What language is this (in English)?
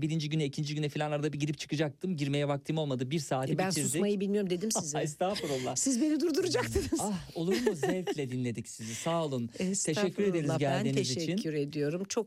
Turkish